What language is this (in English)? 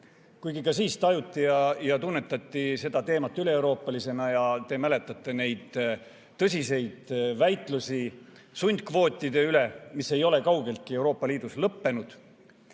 Estonian